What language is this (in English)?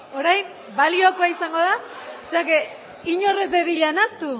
Basque